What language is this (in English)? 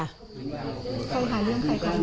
Thai